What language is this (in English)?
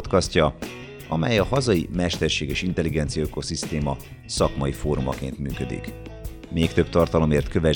Hungarian